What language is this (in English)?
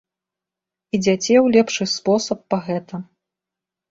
Belarusian